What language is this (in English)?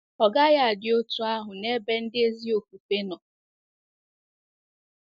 Igbo